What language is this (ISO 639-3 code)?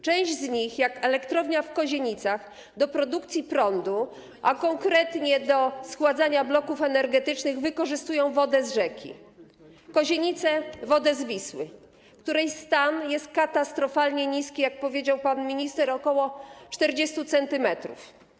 pol